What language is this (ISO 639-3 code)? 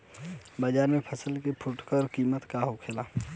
bho